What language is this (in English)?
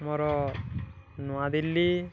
Odia